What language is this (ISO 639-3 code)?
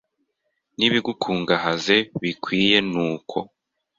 kin